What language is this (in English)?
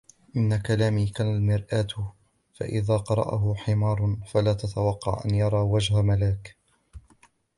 Arabic